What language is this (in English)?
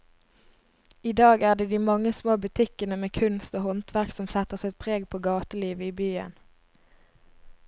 Norwegian